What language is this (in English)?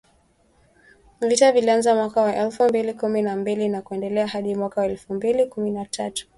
Swahili